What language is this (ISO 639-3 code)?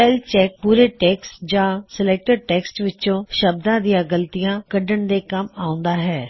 pan